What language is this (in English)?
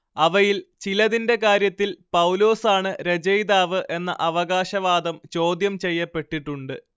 Malayalam